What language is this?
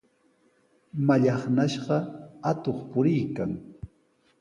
Sihuas Ancash Quechua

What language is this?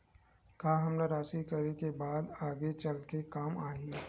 Chhattisgarhi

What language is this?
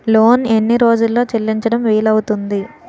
Telugu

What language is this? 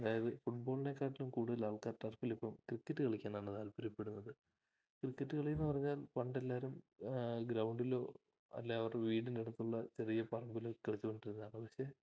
Malayalam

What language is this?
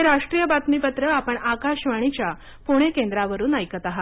Marathi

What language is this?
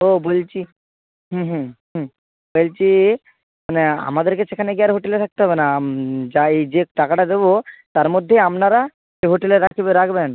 Bangla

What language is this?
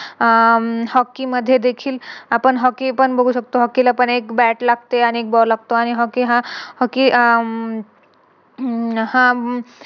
Marathi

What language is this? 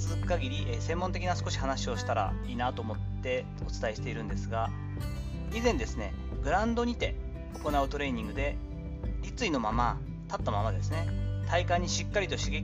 Japanese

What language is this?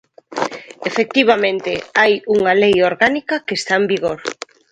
Galician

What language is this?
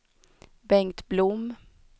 Swedish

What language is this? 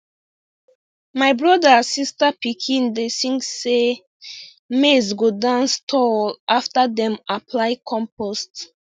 Nigerian Pidgin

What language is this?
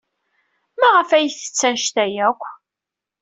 Kabyle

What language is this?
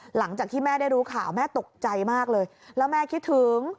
Thai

